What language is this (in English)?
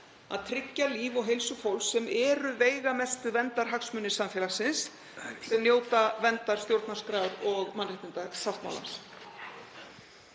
Icelandic